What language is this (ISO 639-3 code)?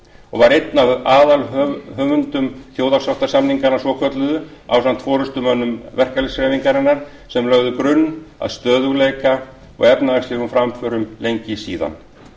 isl